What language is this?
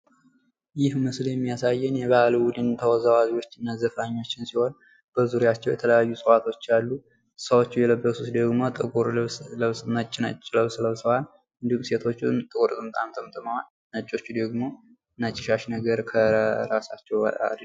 Amharic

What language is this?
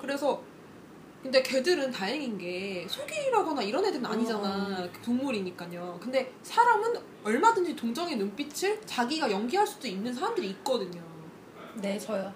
Korean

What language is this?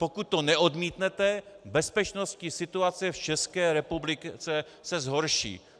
Czech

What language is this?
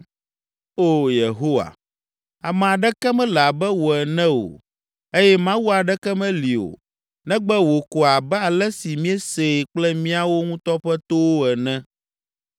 Ewe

